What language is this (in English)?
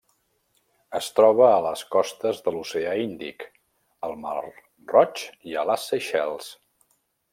Catalan